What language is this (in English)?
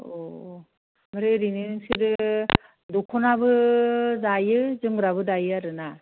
Bodo